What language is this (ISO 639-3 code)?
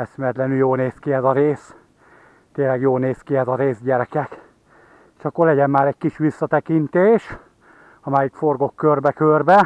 hun